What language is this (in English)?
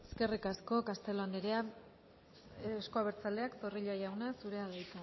Basque